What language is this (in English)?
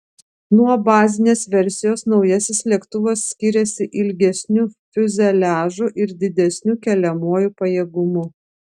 Lithuanian